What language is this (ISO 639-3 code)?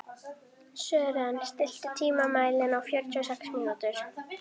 isl